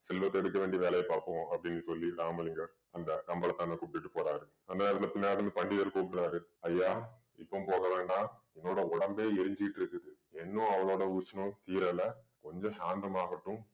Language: Tamil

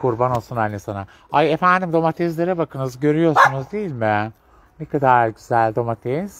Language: Turkish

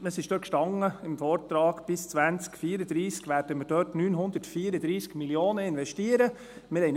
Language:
Swiss German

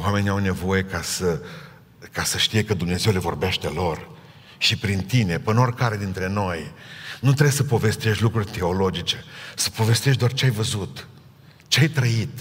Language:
Romanian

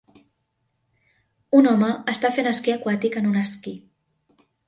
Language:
Catalan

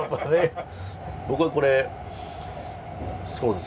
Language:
Japanese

